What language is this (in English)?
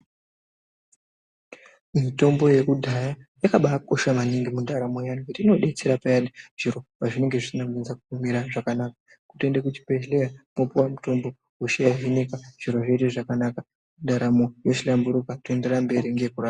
Ndau